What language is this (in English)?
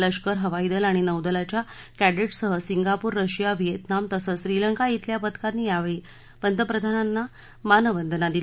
Marathi